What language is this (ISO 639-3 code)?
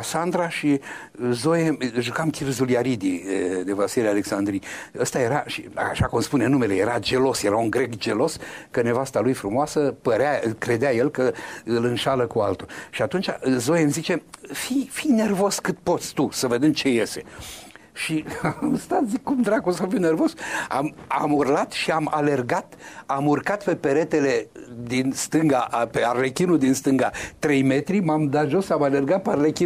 ron